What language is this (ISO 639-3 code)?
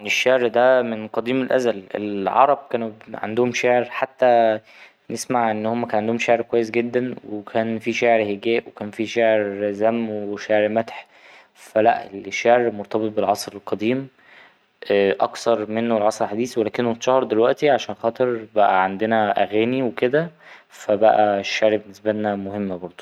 arz